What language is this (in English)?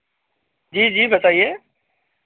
Hindi